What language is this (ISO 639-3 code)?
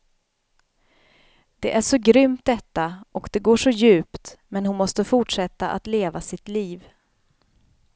swe